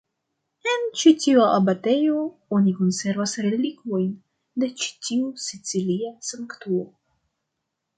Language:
Esperanto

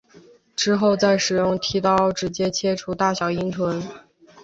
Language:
Chinese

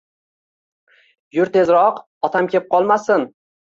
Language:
Uzbek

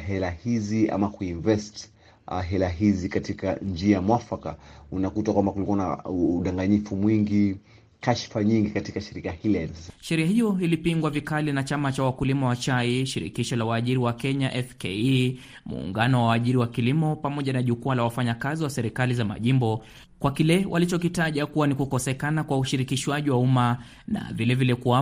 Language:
Swahili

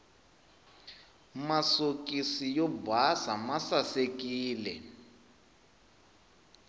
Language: Tsonga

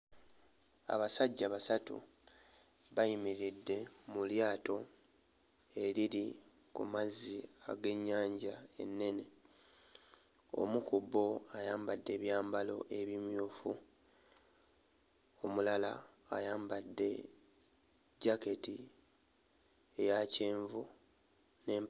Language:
Ganda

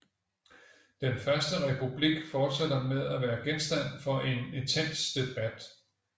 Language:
Danish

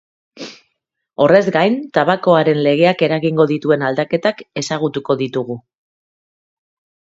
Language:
Basque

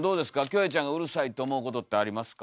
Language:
Japanese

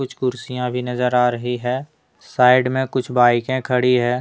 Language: Hindi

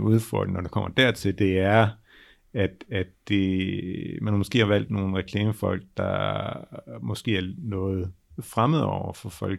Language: Danish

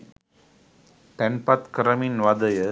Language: Sinhala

